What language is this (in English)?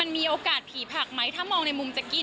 Thai